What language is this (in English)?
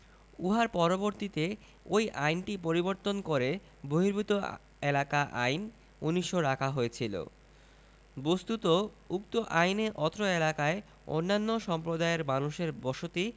Bangla